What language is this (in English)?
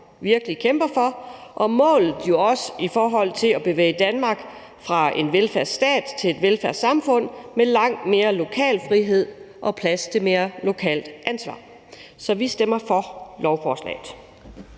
Danish